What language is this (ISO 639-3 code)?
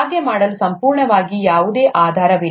kan